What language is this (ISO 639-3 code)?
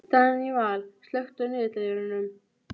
isl